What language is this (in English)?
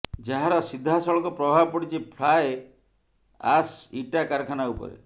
Odia